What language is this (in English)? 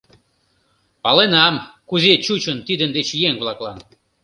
Mari